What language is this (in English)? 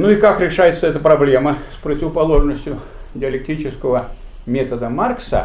Russian